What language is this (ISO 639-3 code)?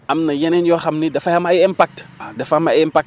wol